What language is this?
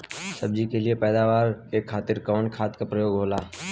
Bhojpuri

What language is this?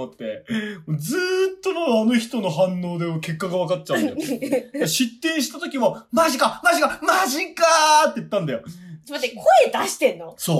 Japanese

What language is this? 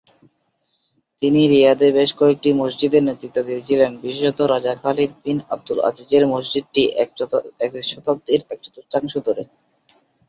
Bangla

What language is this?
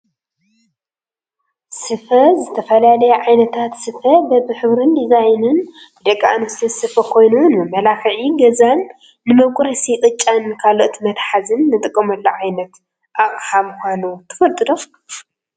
Tigrinya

